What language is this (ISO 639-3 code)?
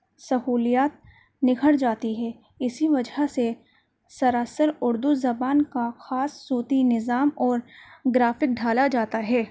urd